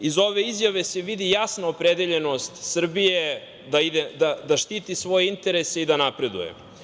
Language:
Serbian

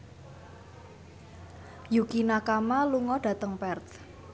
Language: Javanese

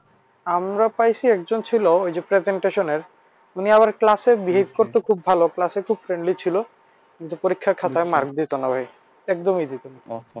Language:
Bangla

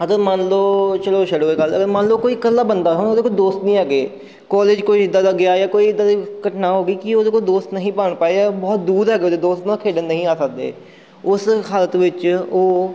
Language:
Punjabi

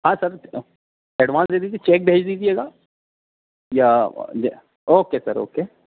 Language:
Urdu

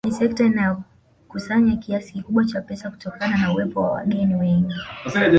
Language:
Swahili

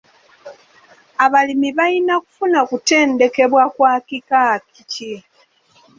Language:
Ganda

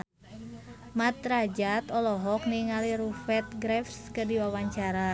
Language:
Sundanese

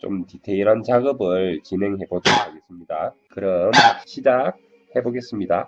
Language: Korean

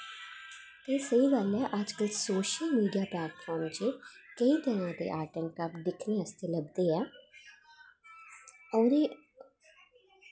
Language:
Dogri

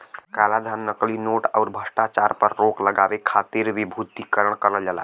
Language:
Bhojpuri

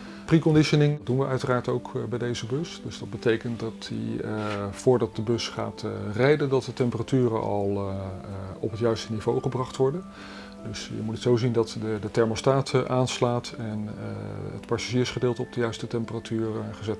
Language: Dutch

